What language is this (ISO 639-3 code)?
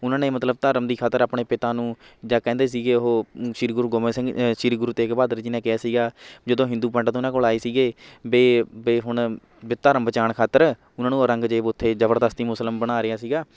pan